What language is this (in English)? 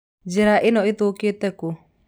Kikuyu